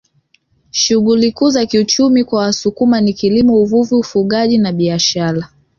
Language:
Swahili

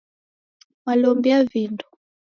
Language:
Taita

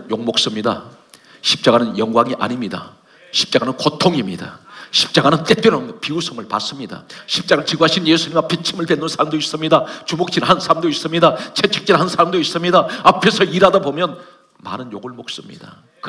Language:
Korean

